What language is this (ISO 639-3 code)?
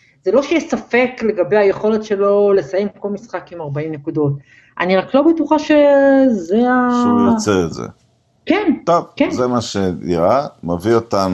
heb